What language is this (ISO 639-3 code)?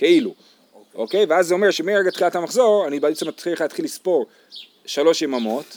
heb